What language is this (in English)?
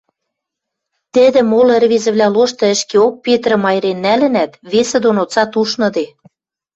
Western Mari